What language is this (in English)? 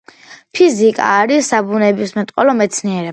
Georgian